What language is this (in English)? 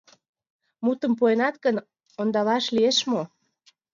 Mari